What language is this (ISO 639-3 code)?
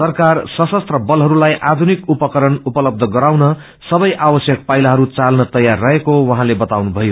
nep